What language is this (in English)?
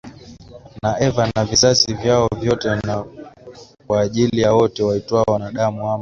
Swahili